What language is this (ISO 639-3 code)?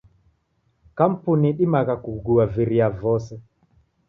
dav